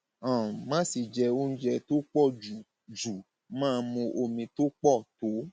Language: Yoruba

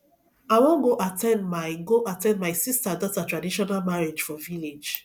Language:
Nigerian Pidgin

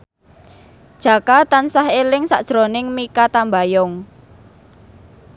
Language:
Javanese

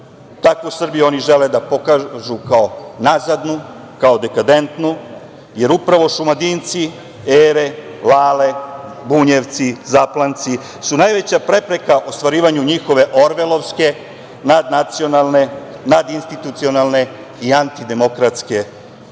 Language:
Serbian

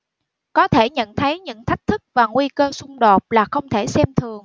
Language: Vietnamese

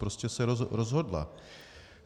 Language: Czech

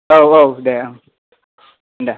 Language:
Bodo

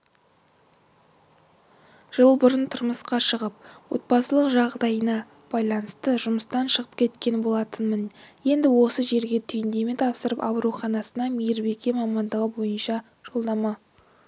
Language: Kazakh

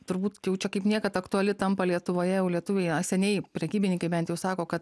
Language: Lithuanian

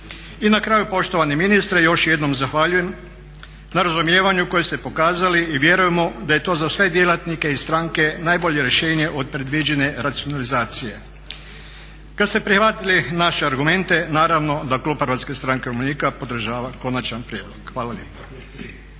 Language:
Croatian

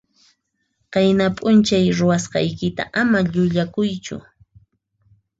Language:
Puno Quechua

